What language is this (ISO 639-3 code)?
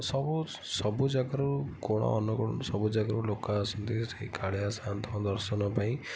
ori